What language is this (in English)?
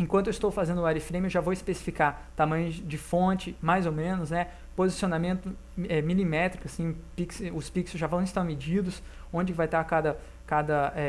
Portuguese